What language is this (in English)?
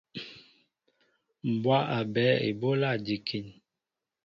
Mbo (Cameroon)